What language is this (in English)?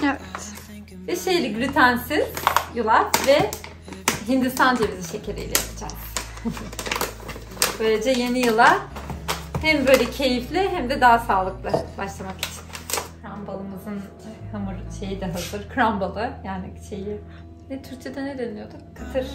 Turkish